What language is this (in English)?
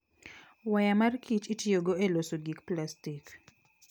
Luo (Kenya and Tanzania)